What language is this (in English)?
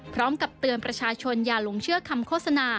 Thai